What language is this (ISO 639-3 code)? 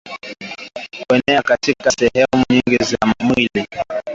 swa